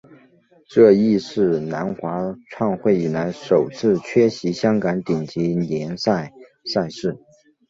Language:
Chinese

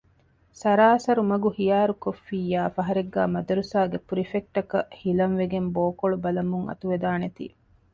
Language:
Divehi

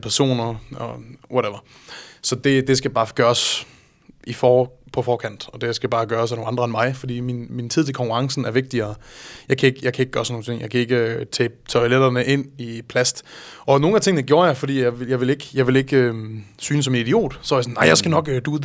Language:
Danish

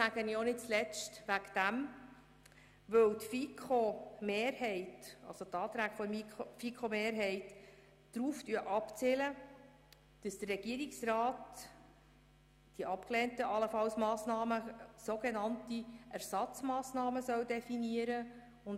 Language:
Swiss German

